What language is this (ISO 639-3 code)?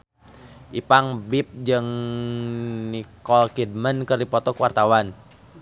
sun